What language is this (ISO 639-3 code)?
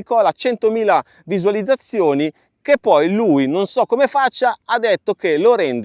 ita